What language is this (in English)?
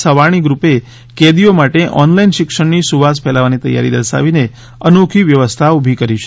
Gujarati